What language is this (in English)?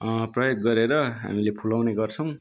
Nepali